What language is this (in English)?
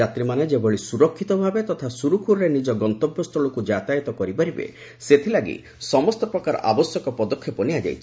Odia